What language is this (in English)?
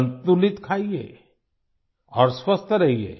Hindi